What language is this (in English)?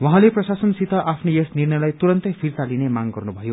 Nepali